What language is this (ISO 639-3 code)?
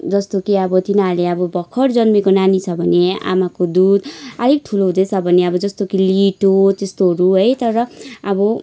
nep